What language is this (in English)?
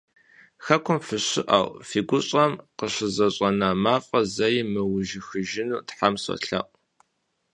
Kabardian